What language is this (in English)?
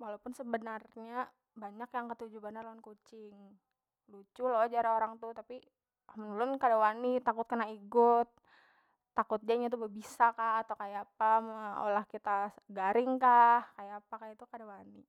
Banjar